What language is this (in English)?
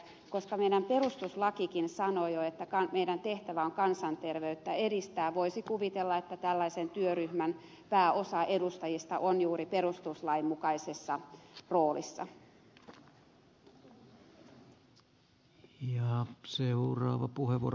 Finnish